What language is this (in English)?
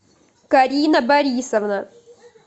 Russian